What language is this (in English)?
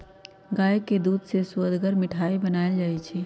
Magahi